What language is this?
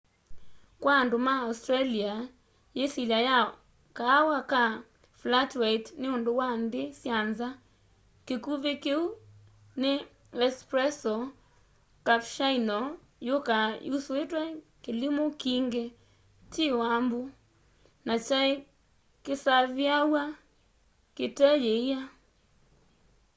Kamba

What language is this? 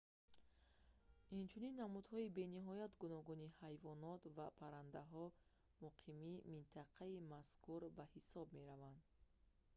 Tajik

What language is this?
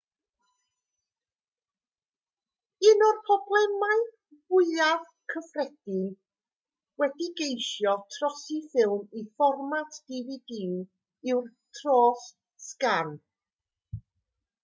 Welsh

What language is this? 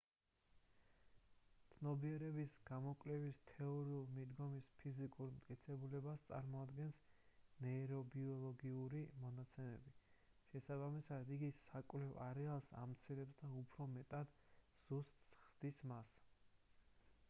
Georgian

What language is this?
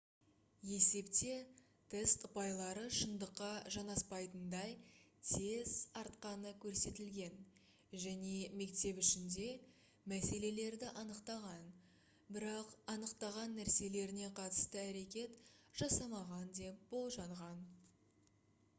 Kazakh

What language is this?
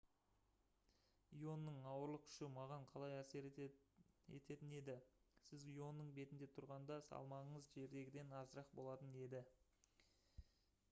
Kazakh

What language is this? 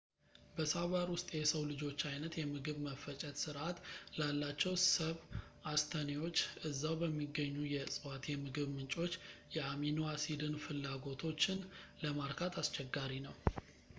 Amharic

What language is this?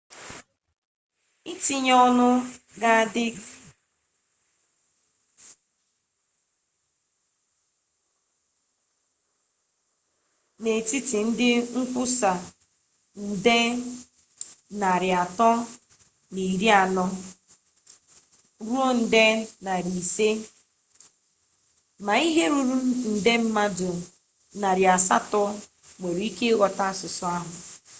Igbo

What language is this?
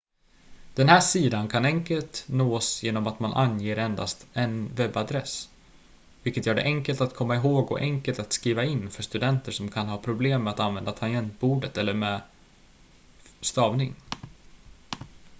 Swedish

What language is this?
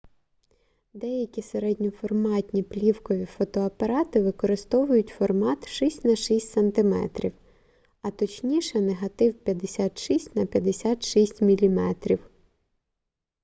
Ukrainian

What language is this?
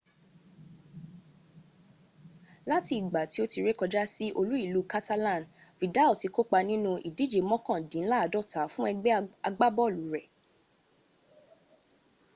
Yoruba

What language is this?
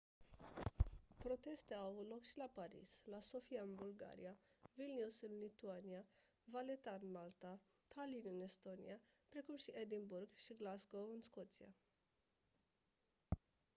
Romanian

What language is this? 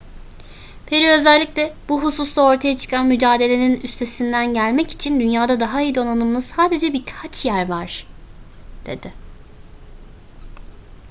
Turkish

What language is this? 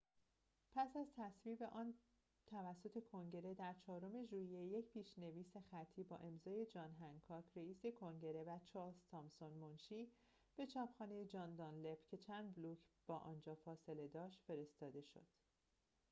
Persian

